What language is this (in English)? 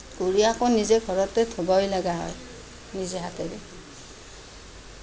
Assamese